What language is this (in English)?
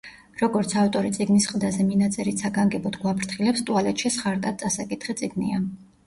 Georgian